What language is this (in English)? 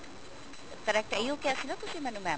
Punjabi